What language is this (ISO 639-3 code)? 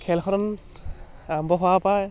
asm